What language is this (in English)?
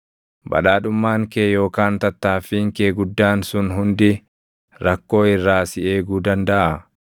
Oromo